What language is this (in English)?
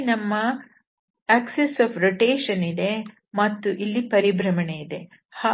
Kannada